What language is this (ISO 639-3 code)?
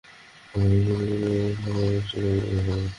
ben